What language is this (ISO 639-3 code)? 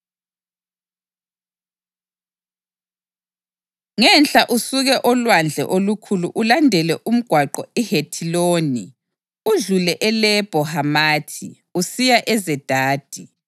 nde